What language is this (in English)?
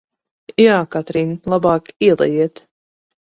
Latvian